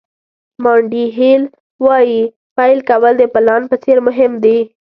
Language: Pashto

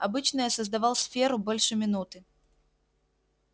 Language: Russian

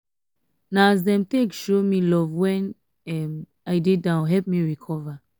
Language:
Nigerian Pidgin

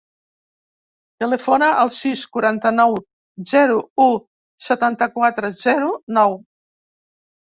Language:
Catalan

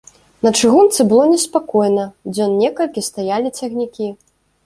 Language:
Belarusian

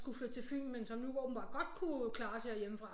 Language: Danish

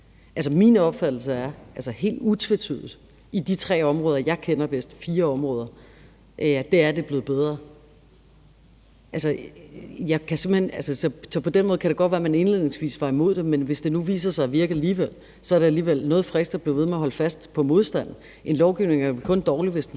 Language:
Danish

